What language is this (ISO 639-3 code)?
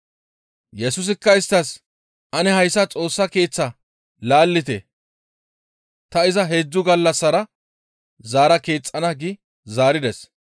gmv